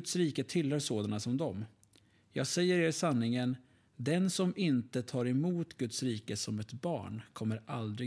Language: Swedish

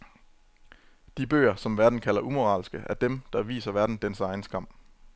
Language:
Danish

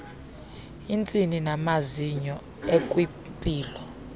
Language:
Xhosa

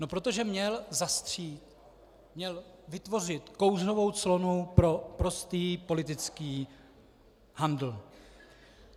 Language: Czech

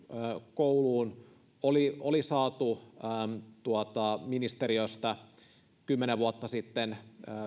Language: Finnish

